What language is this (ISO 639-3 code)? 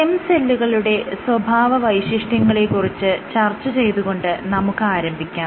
mal